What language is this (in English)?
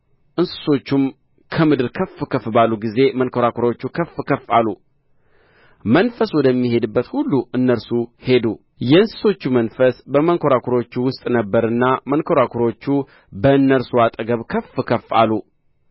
Amharic